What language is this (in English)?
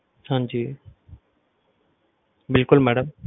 Punjabi